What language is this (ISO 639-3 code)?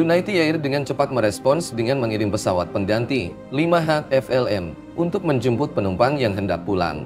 ind